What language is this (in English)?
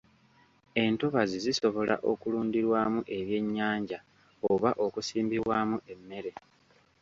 Ganda